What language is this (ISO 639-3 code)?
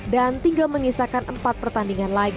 ind